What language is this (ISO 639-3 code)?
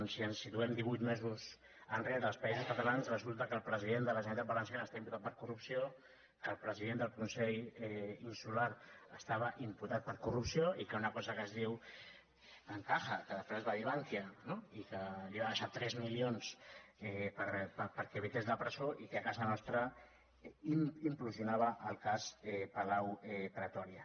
cat